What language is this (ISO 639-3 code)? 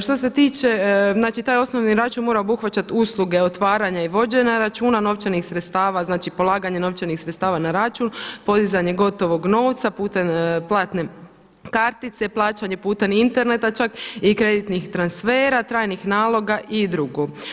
hrv